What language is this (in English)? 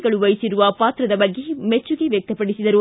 Kannada